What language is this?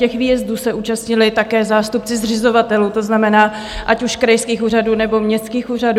Czech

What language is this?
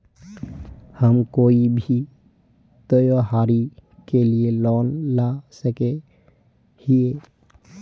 Magahi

